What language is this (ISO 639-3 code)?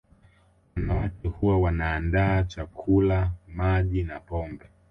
swa